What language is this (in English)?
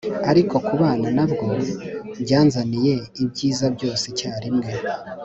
Kinyarwanda